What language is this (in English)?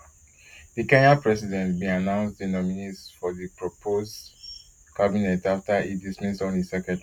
Nigerian Pidgin